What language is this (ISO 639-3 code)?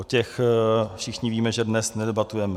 ces